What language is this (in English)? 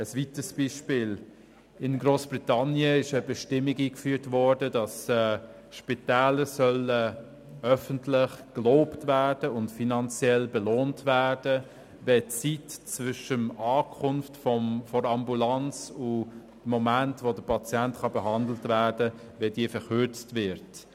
Swiss German